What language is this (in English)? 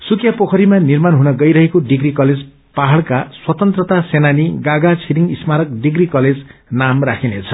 Nepali